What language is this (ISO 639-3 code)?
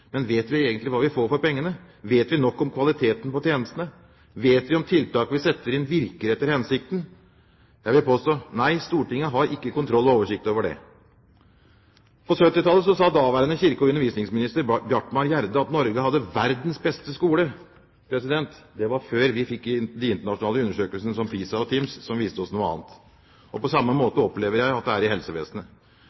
nob